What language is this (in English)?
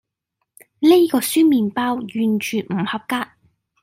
Cantonese